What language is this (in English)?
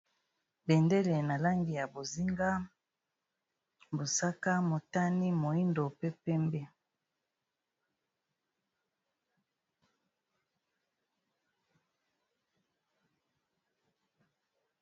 Lingala